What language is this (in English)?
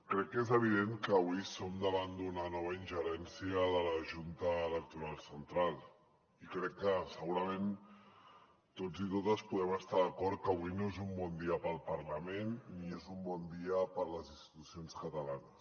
Catalan